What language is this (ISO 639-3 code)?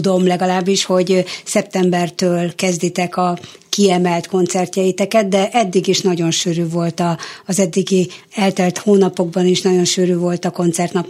hun